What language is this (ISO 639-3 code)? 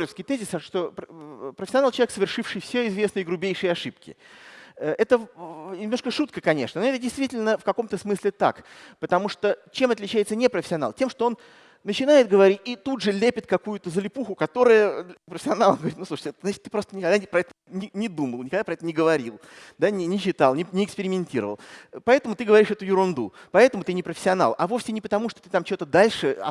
rus